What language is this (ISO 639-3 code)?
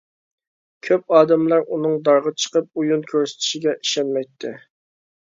uig